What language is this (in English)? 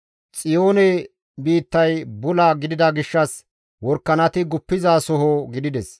Gamo